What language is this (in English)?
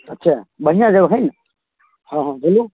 Maithili